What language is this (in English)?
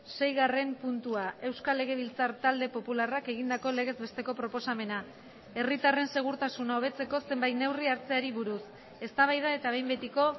Basque